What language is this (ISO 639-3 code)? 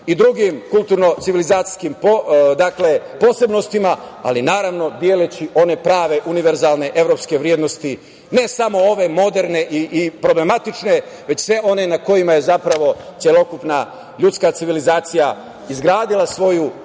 srp